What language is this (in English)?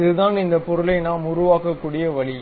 Tamil